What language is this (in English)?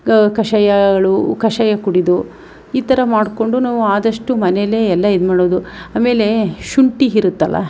Kannada